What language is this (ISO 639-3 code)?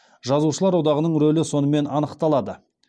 kaz